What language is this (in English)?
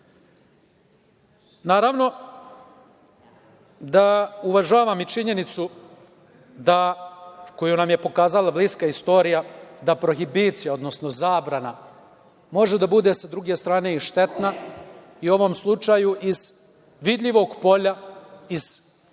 Serbian